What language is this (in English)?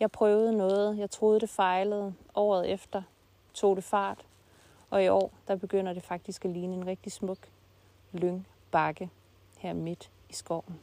Danish